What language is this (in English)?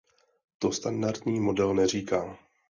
Czech